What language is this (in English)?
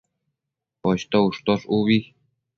Matsés